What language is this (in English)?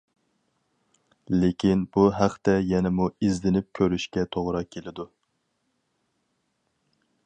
Uyghur